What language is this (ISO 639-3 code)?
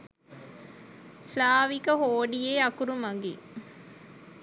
sin